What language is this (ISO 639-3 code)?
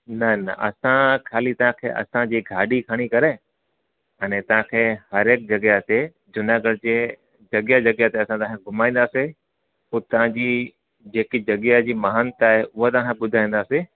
snd